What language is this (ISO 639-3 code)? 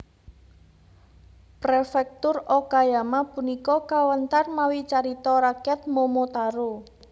jav